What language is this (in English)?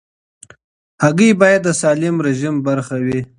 Pashto